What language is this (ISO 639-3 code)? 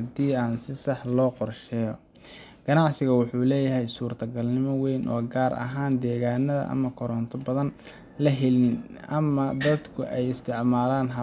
som